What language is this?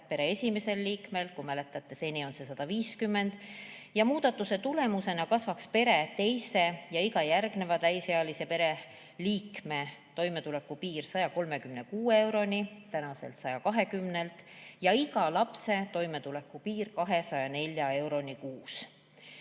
Estonian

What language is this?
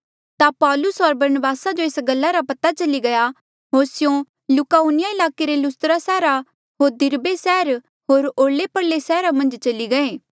Mandeali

